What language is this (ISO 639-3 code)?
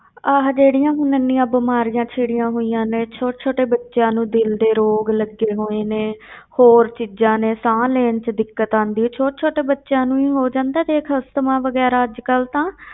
pan